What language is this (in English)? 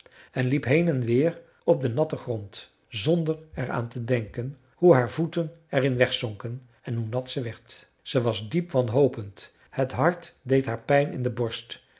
Dutch